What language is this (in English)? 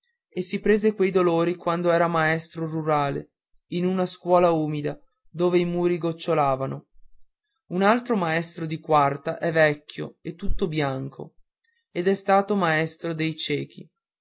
Italian